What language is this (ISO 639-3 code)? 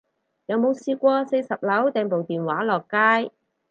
yue